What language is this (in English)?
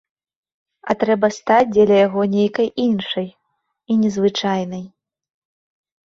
Belarusian